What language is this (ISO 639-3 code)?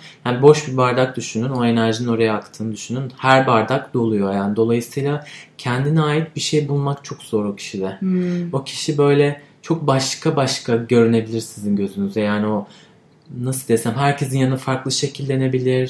tur